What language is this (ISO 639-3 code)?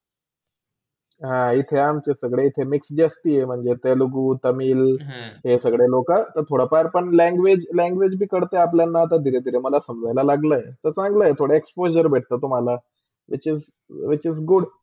mar